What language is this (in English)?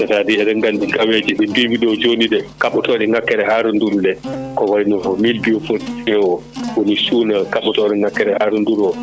Fula